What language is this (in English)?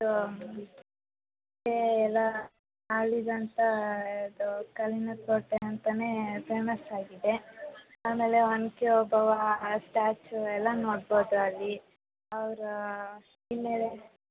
Kannada